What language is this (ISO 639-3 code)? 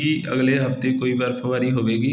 pan